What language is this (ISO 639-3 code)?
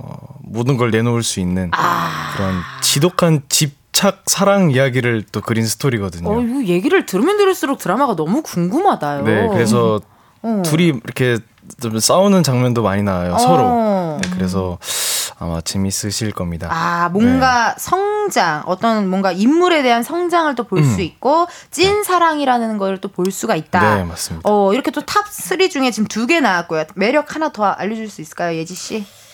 kor